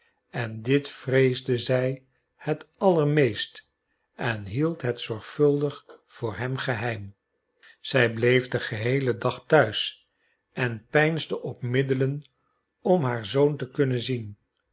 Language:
Dutch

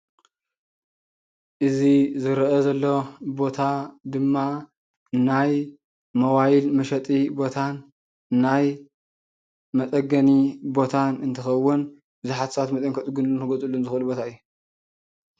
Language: Tigrinya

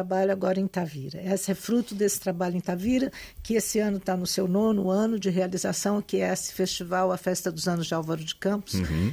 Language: Portuguese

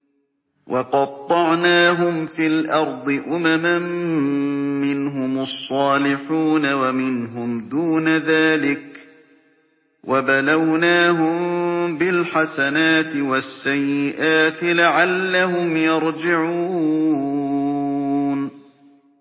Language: Arabic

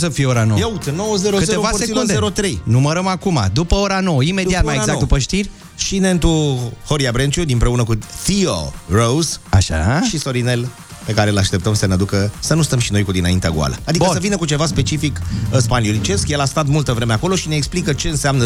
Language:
Romanian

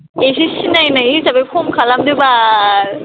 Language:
Bodo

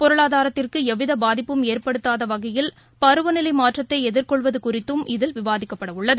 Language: Tamil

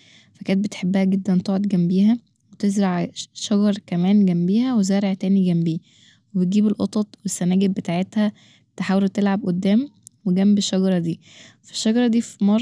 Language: Egyptian Arabic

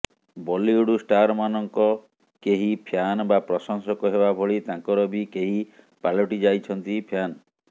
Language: Odia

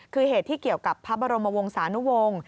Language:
Thai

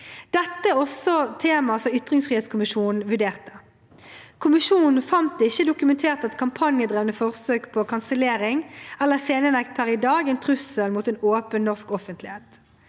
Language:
Norwegian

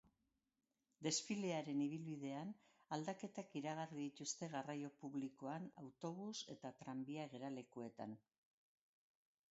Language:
Basque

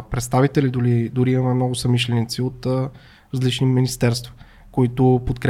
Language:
Bulgarian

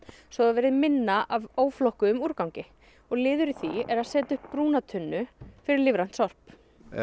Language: Icelandic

